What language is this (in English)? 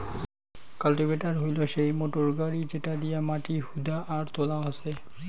Bangla